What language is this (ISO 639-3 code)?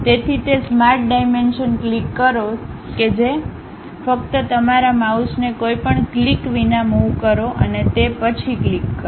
guj